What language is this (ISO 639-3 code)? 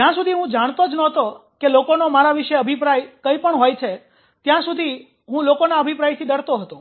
guj